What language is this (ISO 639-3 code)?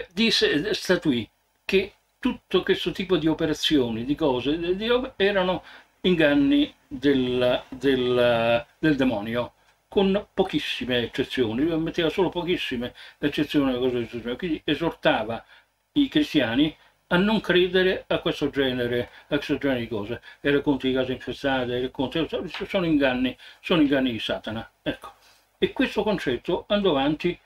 ita